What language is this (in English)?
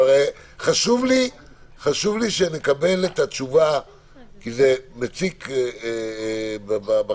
Hebrew